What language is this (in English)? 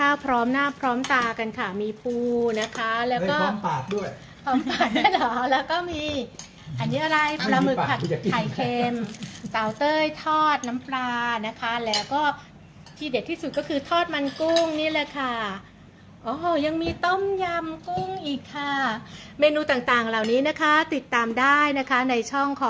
Thai